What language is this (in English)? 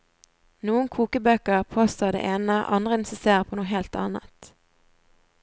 Norwegian